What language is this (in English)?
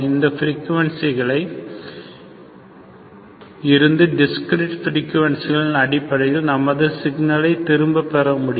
Tamil